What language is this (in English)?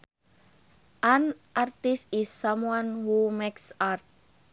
Sundanese